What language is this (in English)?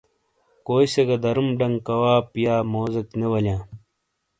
Shina